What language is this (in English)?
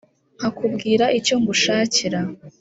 Kinyarwanda